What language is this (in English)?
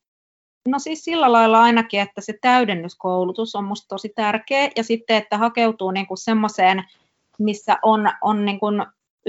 Finnish